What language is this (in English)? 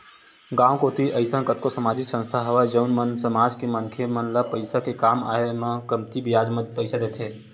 Chhattisgarhi